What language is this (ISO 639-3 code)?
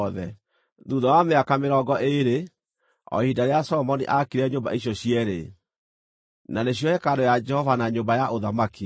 kik